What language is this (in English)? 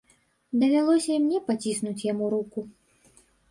Belarusian